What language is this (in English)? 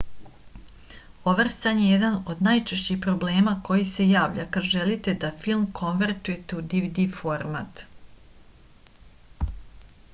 Serbian